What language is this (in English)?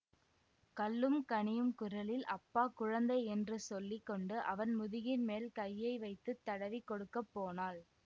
Tamil